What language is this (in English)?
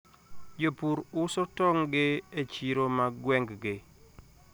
Luo (Kenya and Tanzania)